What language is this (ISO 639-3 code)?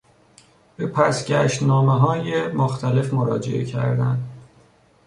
fas